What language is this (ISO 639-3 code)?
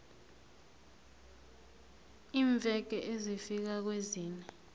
nbl